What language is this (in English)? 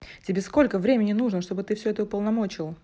Russian